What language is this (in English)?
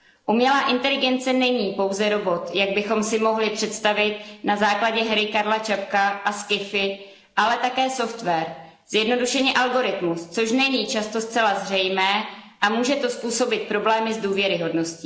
Czech